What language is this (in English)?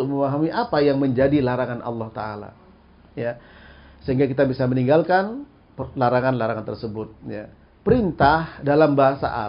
Indonesian